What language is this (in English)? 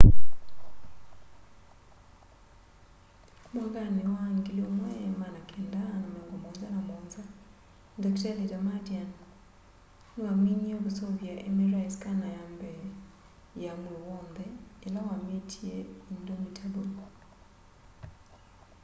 Kamba